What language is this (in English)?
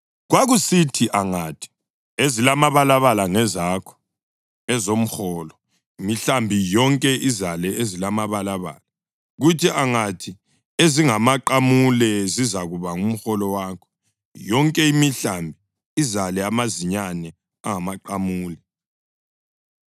North Ndebele